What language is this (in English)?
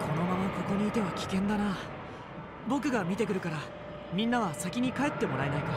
Japanese